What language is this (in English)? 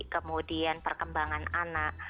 Indonesian